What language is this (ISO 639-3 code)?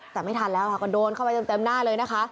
tha